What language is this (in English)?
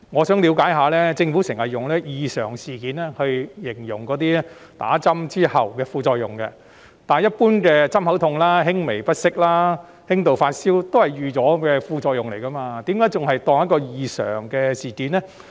Cantonese